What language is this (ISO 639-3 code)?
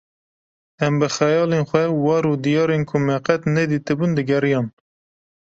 kur